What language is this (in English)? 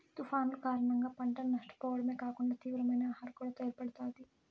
Telugu